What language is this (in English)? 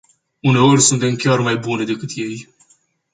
Romanian